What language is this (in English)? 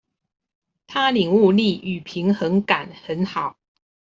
Chinese